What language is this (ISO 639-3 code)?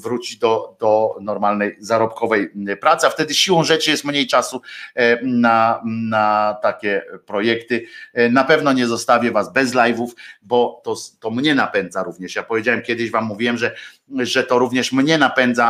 pol